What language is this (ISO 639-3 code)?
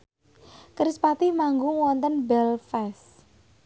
jav